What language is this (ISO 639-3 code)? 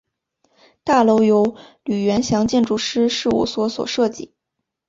zho